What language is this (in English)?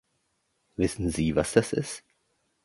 German